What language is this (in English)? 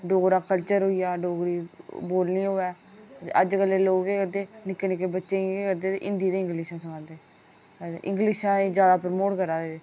Dogri